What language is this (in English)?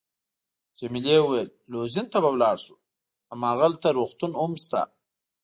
Pashto